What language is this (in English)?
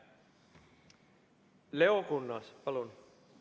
Estonian